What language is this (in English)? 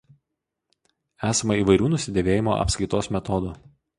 Lithuanian